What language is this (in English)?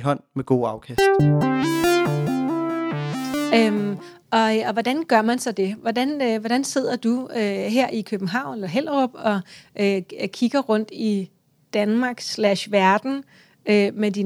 Danish